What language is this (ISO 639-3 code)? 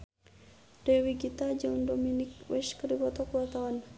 sun